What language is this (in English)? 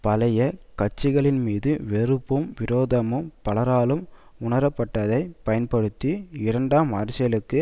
Tamil